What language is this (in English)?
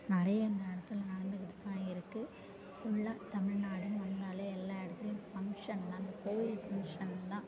Tamil